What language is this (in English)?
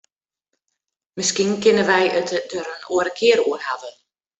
Western Frisian